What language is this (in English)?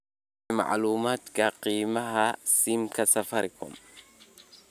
Somali